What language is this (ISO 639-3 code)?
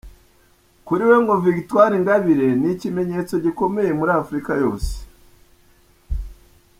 kin